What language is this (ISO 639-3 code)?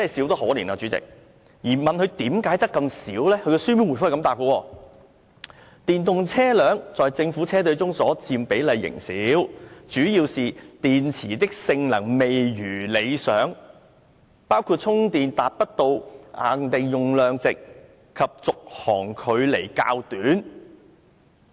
yue